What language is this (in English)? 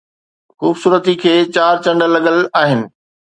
Sindhi